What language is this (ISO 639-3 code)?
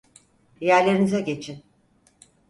tur